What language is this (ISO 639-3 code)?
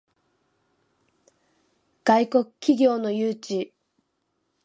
jpn